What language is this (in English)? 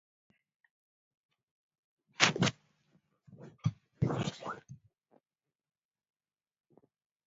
Kalenjin